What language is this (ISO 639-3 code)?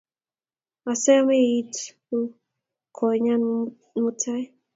kln